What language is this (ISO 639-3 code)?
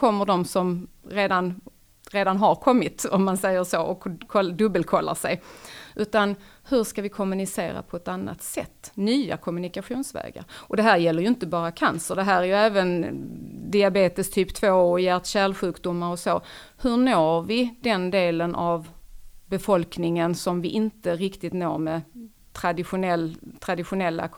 swe